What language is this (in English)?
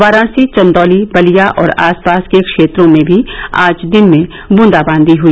Hindi